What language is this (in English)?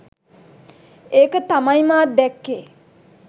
Sinhala